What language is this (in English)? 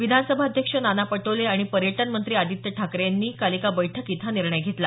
Marathi